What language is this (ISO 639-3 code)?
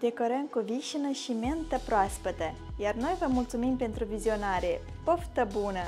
ron